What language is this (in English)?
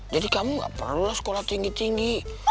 Indonesian